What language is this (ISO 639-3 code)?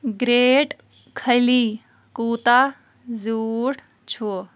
kas